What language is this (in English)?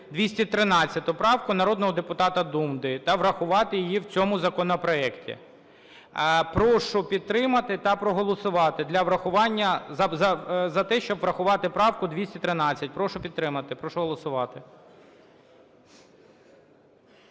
Ukrainian